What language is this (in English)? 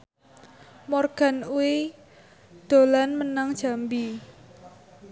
Javanese